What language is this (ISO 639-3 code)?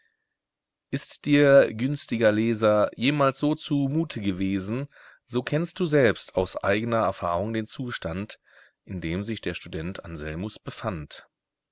deu